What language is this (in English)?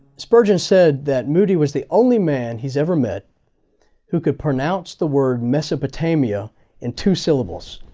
English